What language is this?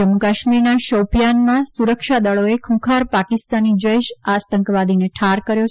Gujarati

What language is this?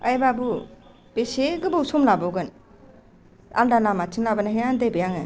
Bodo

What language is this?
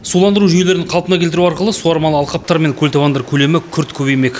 Kazakh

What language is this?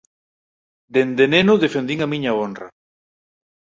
Galician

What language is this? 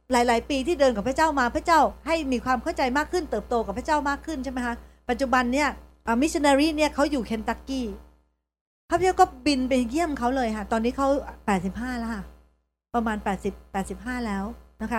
Thai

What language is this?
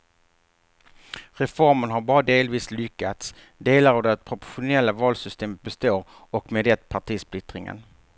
Swedish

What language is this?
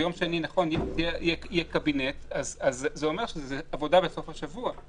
Hebrew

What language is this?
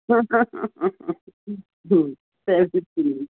Sanskrit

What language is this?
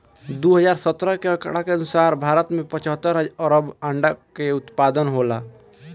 Bhojpuri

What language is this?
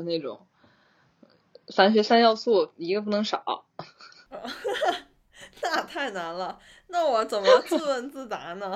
Chinese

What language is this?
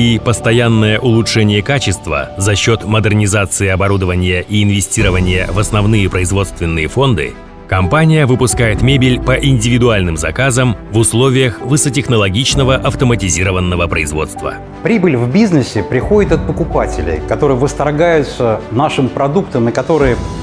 Russian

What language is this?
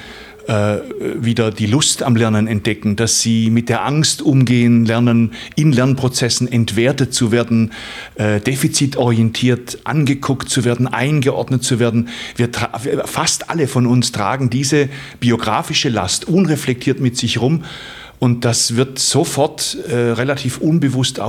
German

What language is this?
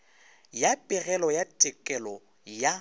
Northern Sotho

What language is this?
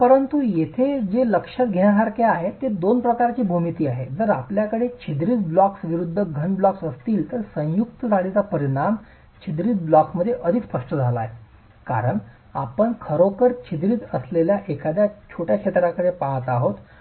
Marathi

